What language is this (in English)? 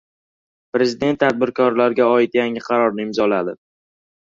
Uzbek